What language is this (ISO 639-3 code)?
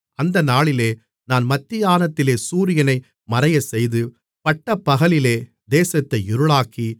tam